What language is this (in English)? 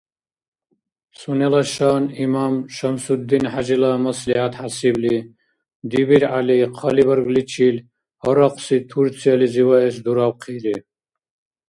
Dargwa